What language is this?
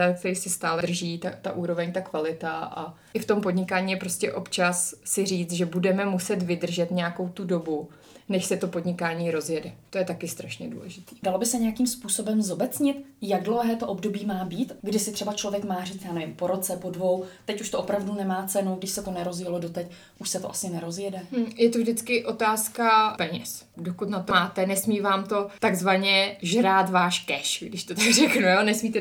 Czech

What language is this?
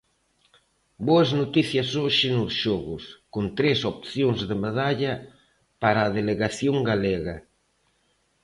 Galician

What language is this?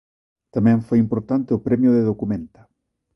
Galician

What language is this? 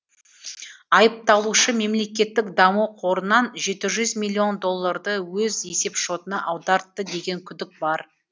Kazakh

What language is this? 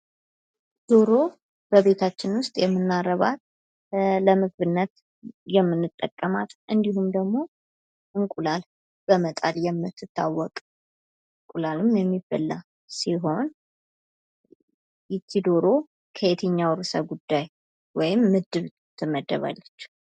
Amharic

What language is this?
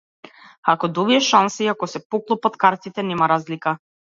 Macedonian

